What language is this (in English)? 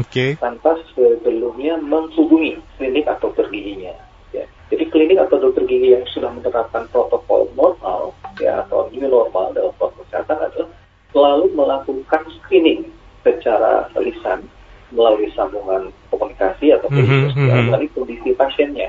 Indonesian